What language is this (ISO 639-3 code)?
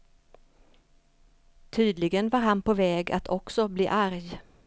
swe